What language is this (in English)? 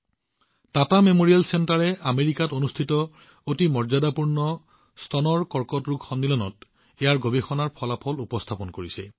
Assamese